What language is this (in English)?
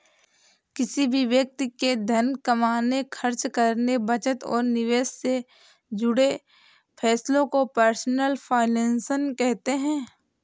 Hindi